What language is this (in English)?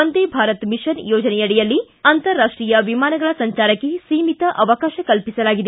Kannada